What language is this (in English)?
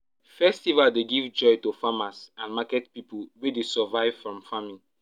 Nigerian Pidgin